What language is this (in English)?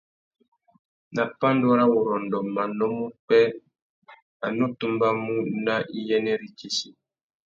Tuki